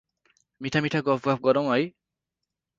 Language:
Nepali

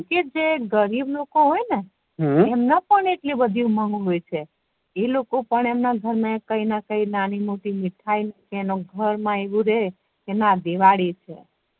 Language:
Gujarati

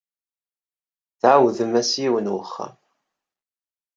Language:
Kabyle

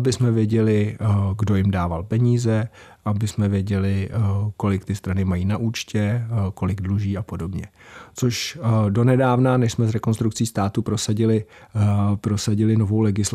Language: Czech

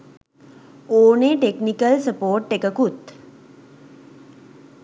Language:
Sinhala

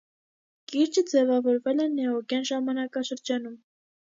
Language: Armenian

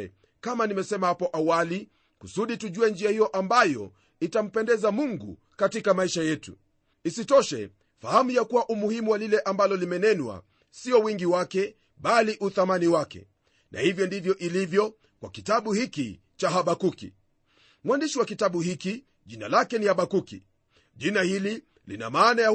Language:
Swahili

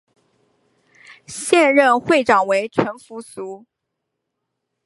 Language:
Chinese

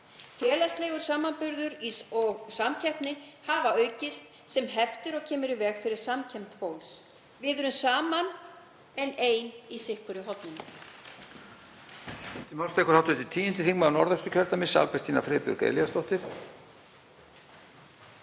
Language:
Icelandic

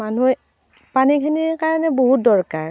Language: Assamese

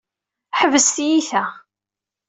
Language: Kabyle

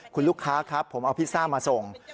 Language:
Thai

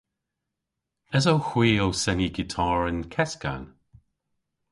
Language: Cornish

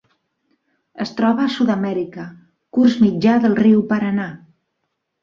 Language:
Catalan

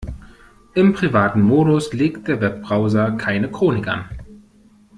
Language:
German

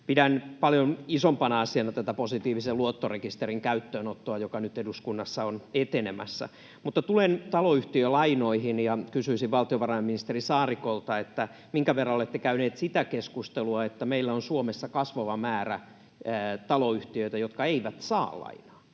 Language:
Finnish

